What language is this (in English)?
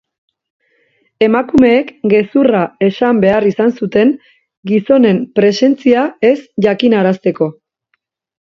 Basque